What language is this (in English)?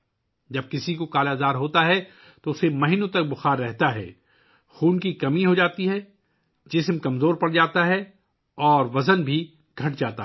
Urdu